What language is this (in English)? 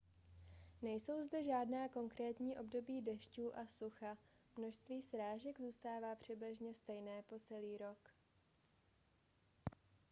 Czech